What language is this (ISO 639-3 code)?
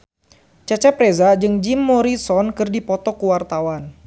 sun